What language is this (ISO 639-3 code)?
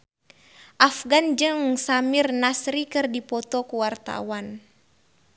sun